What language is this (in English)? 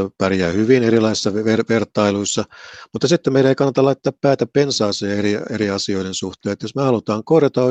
Finnish